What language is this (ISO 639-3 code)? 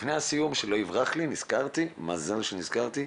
heb